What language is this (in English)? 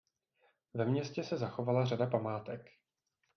Czech